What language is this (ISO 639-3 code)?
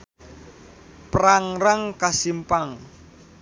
sun